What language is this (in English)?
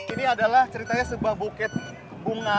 Indonesian